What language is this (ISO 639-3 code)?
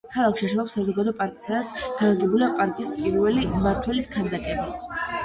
kat